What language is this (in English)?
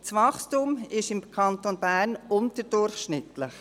Swiss German